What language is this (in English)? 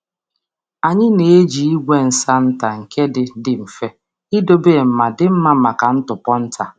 Igbo